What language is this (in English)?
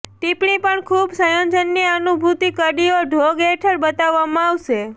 Gujarati